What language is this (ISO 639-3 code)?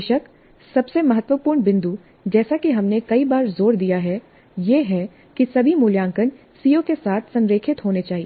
hin